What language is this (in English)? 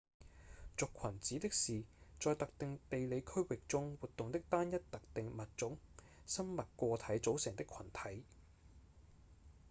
Cantonese